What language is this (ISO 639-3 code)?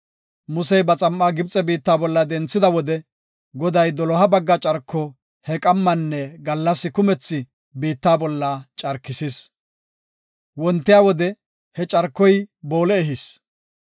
gof